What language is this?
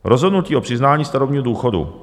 Czech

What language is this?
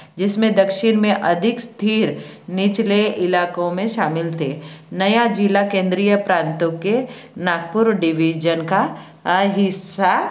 Hindi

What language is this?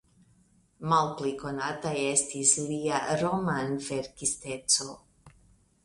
Esperanto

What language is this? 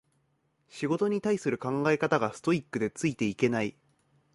Japanese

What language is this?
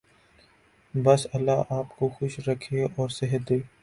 Urdu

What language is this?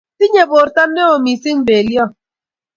Kalenjin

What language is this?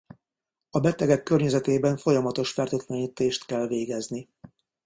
Hungarian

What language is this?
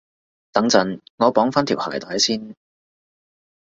Cantonese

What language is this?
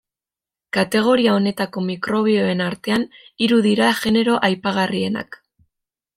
Basque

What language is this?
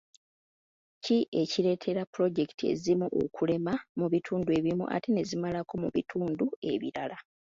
Ganda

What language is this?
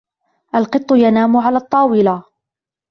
Arabic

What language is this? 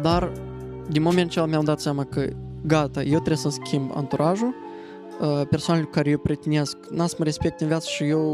Romanian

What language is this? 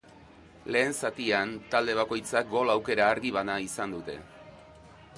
Basque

